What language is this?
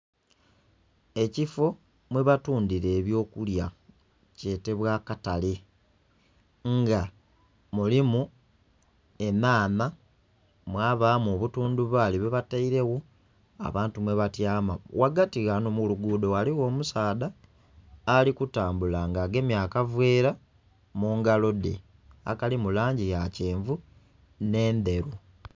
Soga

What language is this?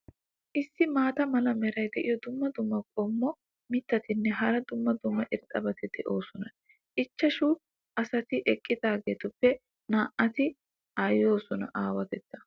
Wolaytta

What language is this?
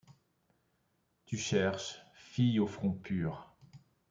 French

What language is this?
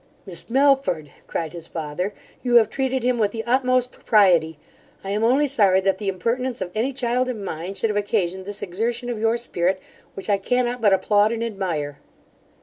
English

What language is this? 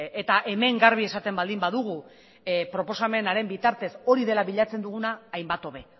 Basque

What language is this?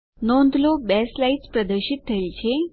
Gujarati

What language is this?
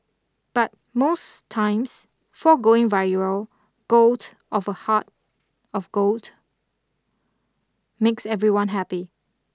English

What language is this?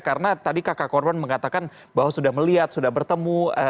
Indonesian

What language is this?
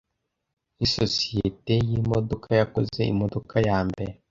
Kinyarwanda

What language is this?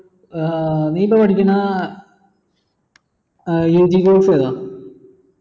Malayalam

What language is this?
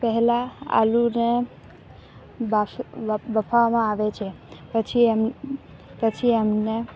Gujarati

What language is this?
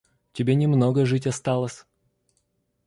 Russian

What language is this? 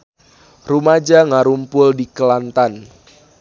Sundanese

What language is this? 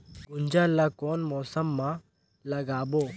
Chhattisgarhi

